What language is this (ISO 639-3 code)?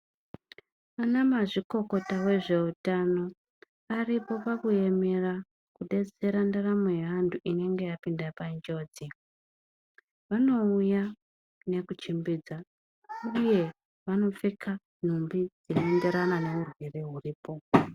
ndc